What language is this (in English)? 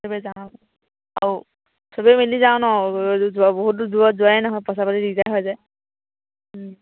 Assamese